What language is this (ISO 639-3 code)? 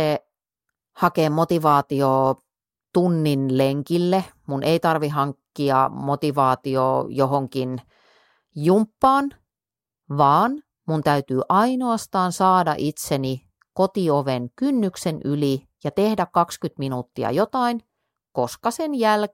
fin